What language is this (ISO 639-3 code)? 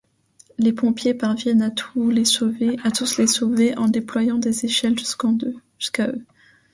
fra